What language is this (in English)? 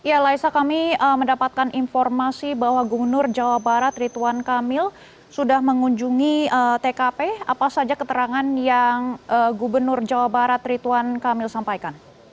Indonesian